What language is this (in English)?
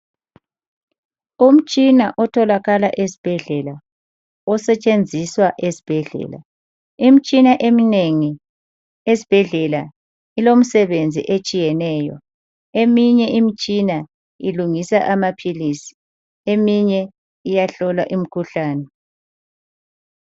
North Ndebele